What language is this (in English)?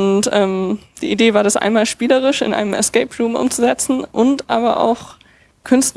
German